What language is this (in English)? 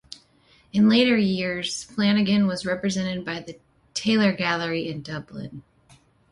English